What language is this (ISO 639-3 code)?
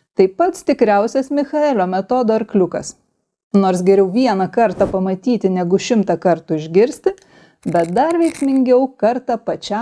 lit